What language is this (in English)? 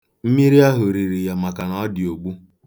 Igbo